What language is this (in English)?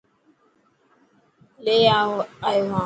Dhatki